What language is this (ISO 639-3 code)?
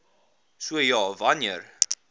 afr